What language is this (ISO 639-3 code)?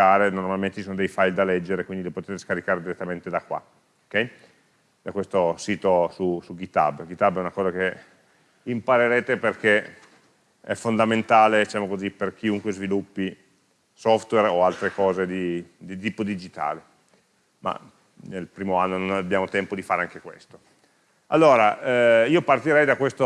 ita